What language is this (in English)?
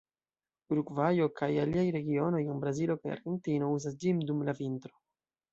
Esperanto